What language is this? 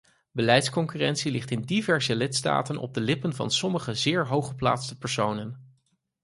Dutch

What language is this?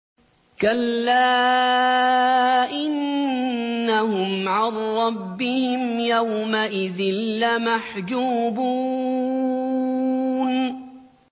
Arabic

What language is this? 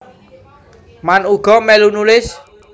Javanese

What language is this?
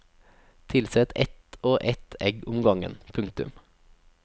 Norwegian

